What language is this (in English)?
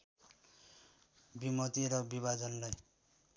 Nepali